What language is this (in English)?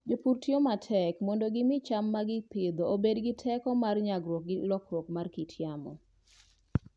Luo (Kenya and Tanzania)